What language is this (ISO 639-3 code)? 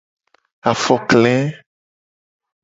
gej